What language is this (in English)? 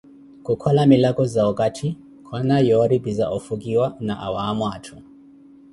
Koti